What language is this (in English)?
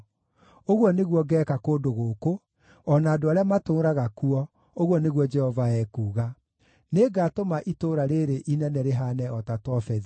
Kikuyu